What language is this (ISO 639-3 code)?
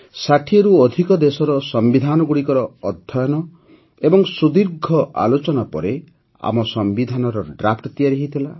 ori